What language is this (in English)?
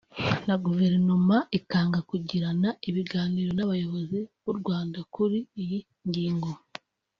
Kinyarwanda